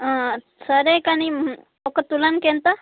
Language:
Telugu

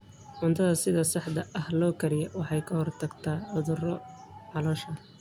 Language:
Somali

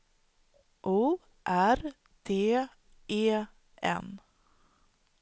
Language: Swedish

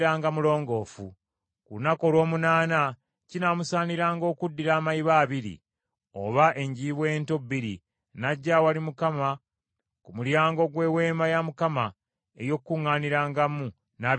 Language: Ganda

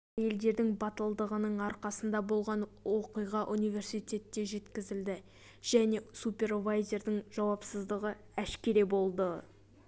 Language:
Kazakh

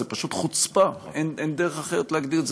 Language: Hebrew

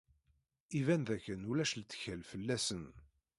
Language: Kabyle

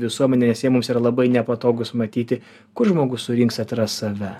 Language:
Lithuanian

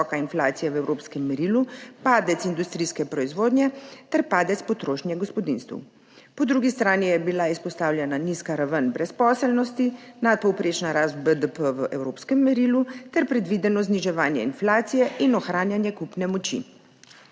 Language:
Slovenian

